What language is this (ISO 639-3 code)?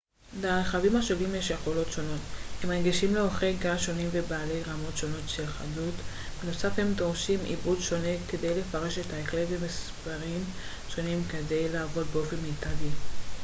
heb